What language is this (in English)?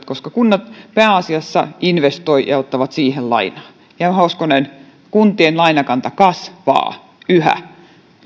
Finnish